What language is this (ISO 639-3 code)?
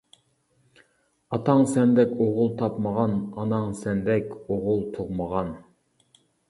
uig